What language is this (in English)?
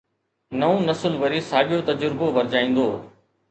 Sindhi